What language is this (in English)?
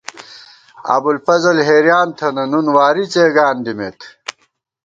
Gawar-Bati